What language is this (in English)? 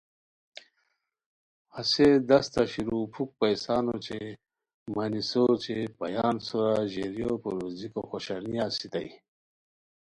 Khowar